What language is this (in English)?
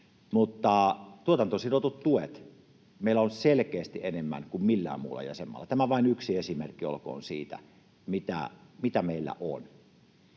Finnish